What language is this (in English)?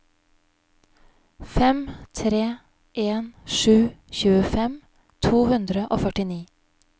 Norwegian